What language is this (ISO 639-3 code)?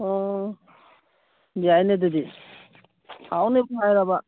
mni